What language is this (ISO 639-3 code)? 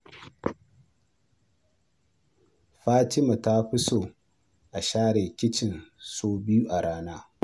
hau